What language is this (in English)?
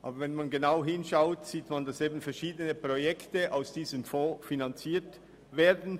Swiss German